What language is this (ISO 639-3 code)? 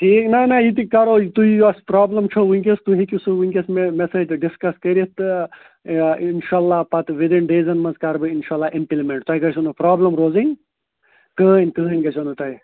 kas